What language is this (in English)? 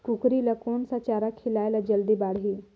Chhattisgarhi